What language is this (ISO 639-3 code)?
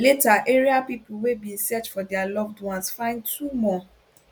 pcm